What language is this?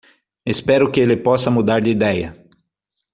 Portuguese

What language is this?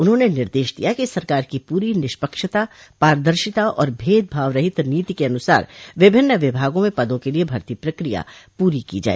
Hindi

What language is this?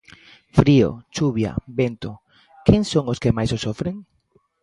Galician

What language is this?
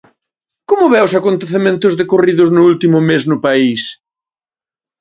Galician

